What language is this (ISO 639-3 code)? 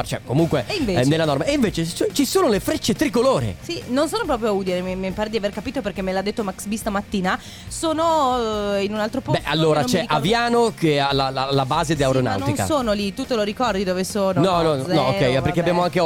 ita